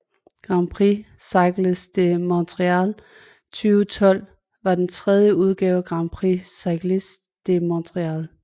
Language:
Danish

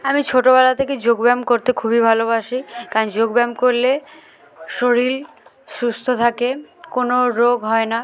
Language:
Bangla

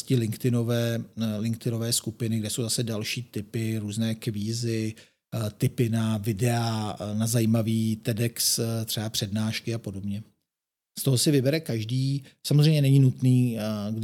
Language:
Czech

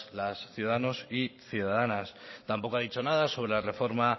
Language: Spanish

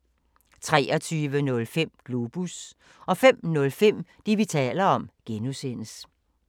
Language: Danish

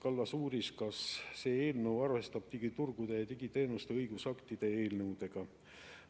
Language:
Estonian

